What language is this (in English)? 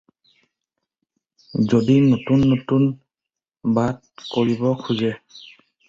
Assamese